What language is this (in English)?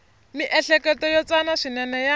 Tsonga